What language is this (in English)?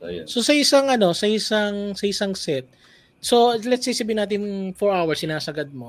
Filipino